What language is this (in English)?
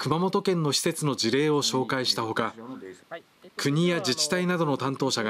Japanese